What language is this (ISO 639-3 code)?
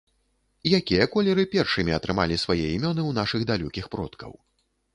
bel